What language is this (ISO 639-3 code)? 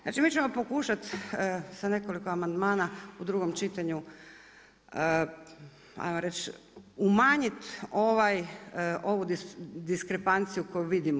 hrv